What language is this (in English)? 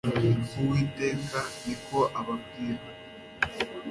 Kinyarwanda